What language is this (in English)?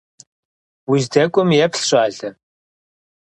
Kabardian